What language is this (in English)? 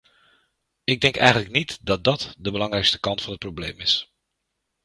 Dutch